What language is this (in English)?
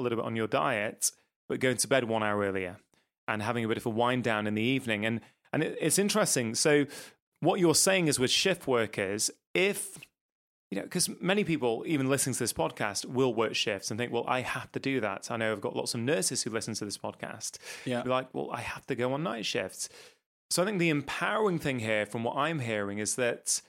English